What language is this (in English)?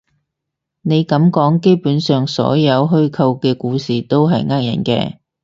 Cantonese